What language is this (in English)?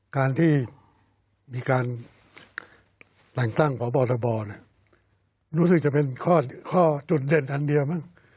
Thai